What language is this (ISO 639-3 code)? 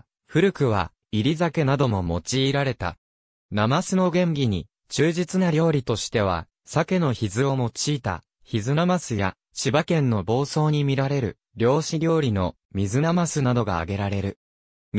jpn